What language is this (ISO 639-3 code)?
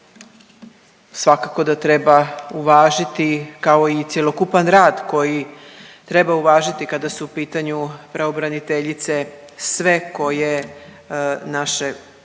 hrv